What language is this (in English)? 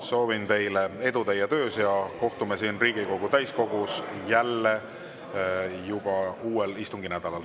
Estonian